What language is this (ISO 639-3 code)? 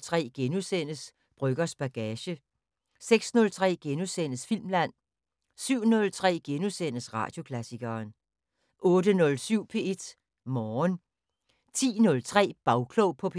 dan